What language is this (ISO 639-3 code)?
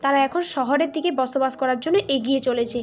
ben